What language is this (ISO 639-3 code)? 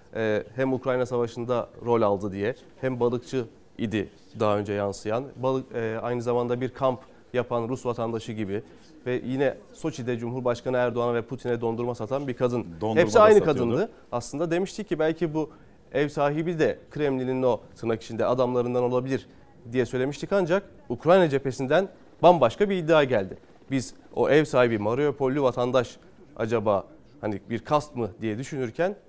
tur